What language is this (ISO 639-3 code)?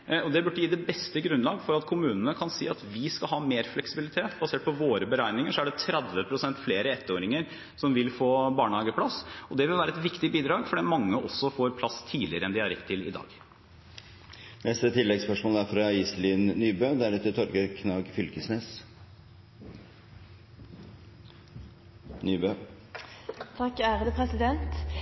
nor